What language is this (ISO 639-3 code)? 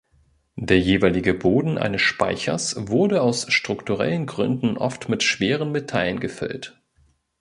deu